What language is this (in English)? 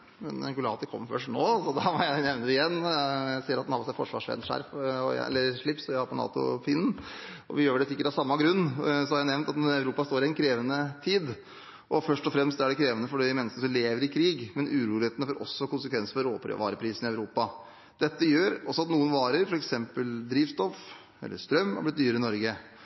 Norwegian Bokmål